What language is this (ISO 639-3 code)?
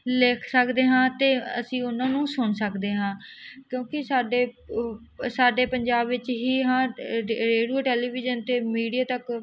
pan